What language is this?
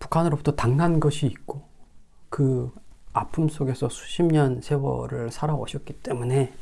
Korean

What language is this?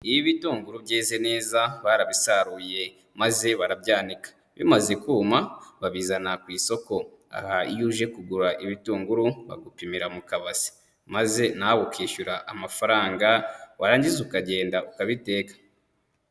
Kinyarwanda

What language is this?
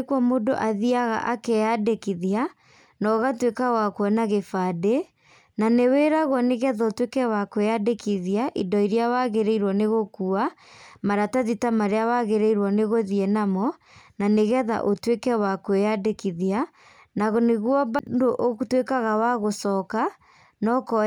Kikuyu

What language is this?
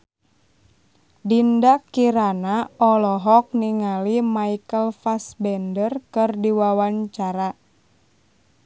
Sundanese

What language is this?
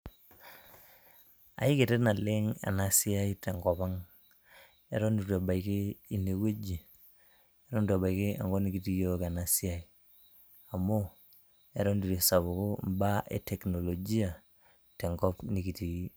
Masai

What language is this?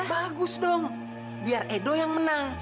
Indonesian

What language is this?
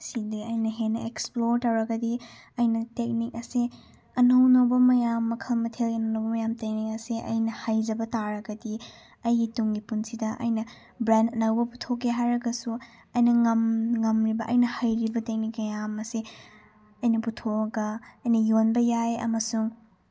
Manipuri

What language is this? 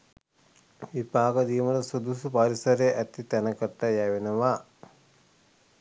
Sinhala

